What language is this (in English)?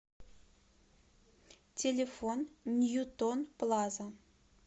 Russian